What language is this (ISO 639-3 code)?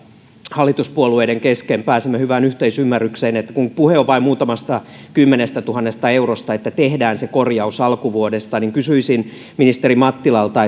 fin